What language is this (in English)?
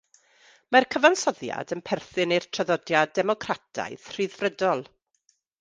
Welsh